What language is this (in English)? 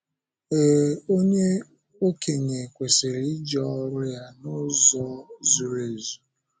Igbo